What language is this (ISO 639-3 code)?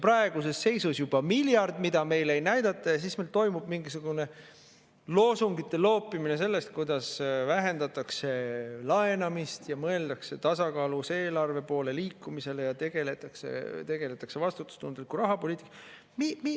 est